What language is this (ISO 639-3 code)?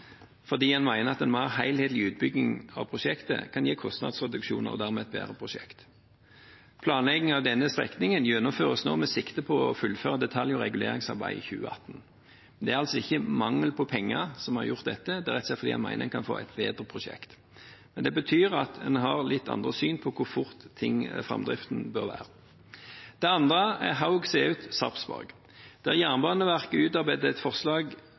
nob